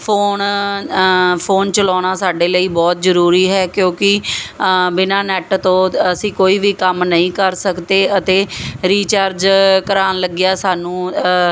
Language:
Punjabi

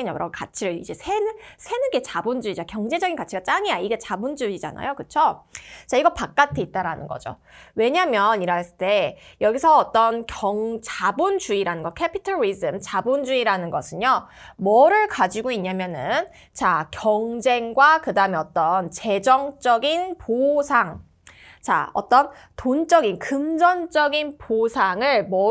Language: Korean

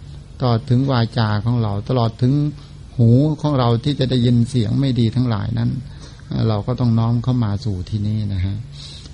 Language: Thai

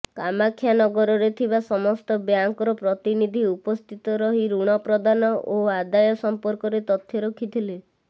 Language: Odia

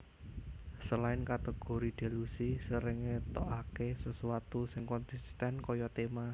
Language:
Javanese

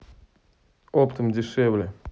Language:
Russian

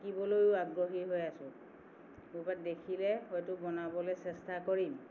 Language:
Assamese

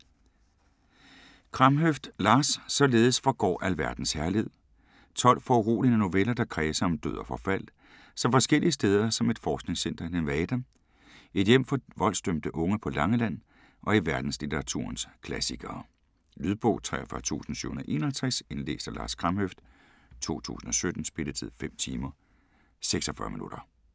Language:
Danish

